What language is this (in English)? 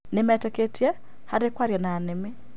Kikuyu